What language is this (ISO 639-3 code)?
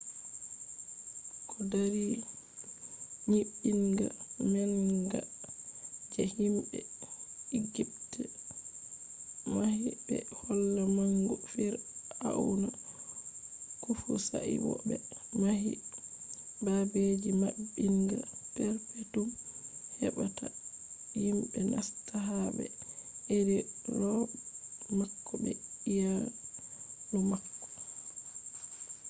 ful